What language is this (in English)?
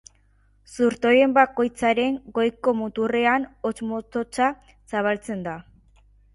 Basque